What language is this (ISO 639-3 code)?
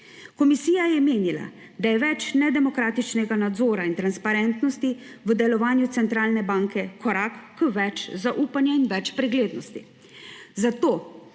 slv